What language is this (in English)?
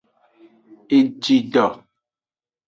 Aja (Benin)